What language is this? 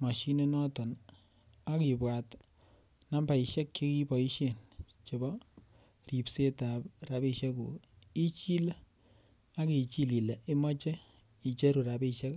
Kalenjin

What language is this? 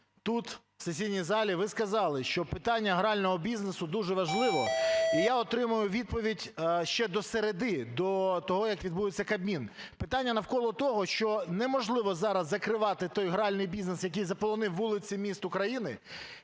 Ukrainian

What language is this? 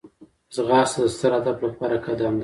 Pashto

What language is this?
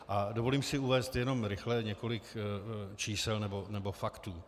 Czech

